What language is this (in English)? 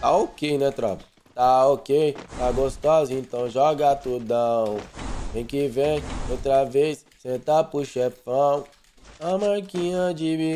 Portuguese